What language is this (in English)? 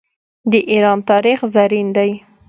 Pashto